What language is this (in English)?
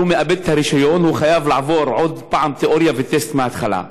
Hebrew